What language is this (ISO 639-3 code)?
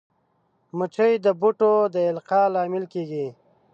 pus